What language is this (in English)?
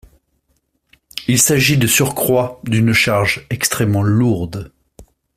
French